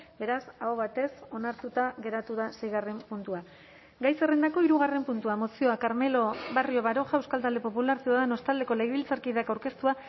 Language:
Basque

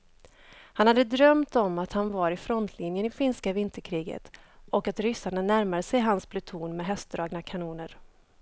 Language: Swedish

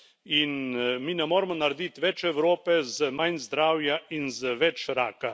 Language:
Slovenian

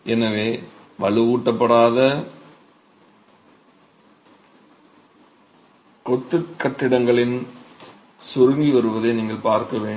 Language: Tamil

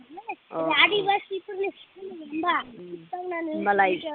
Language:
Bodo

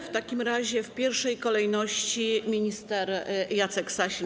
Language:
Polish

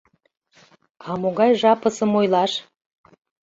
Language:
Mari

